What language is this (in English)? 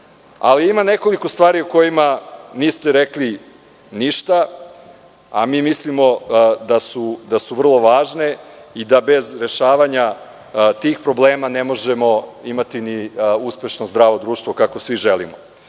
Serbian